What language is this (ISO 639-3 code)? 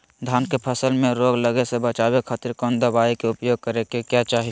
mag